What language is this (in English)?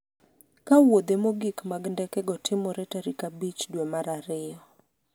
Luo (Kenya and Tanzania)